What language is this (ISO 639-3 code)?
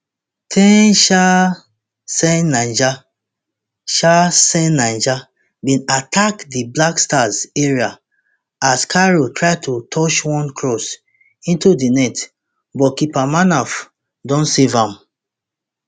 pcm